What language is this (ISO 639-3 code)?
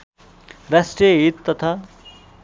nep